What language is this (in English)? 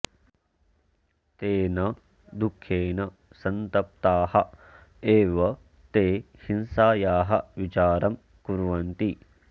Sanskrit